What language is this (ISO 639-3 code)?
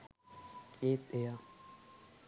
sin